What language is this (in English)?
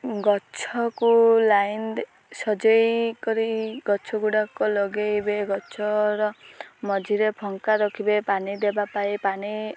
Odia